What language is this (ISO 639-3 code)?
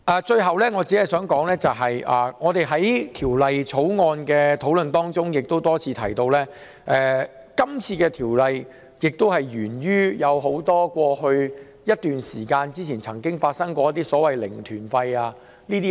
yue